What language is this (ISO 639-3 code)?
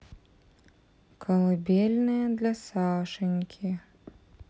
rus